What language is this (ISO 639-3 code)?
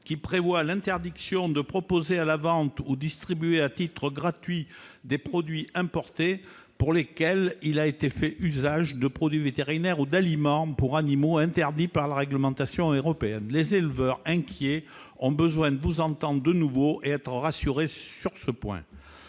fra